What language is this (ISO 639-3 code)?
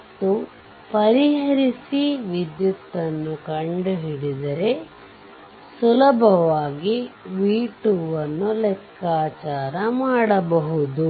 kan